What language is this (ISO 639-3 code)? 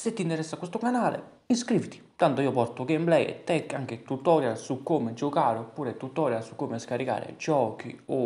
ita